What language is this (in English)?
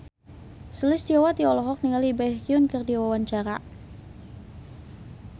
Sundanese